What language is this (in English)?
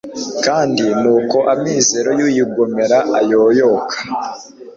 Kinyarwanda